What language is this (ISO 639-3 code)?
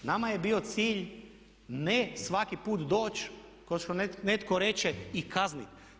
hrv